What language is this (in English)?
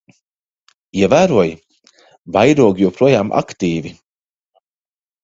Latvian